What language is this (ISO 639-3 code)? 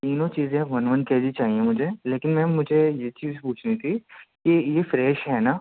urd